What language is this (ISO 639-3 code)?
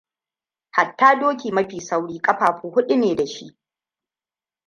hau